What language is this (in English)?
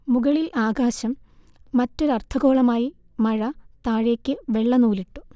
Malayalam